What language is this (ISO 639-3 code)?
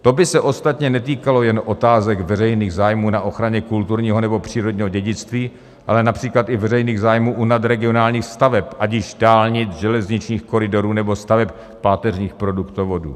ces